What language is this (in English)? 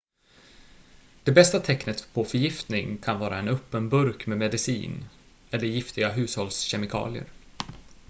Swedish